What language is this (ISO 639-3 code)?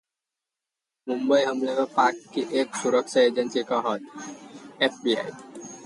hin